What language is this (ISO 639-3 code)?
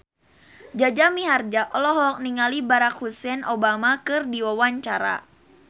sun